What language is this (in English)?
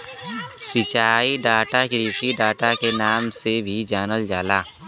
Bhojpuri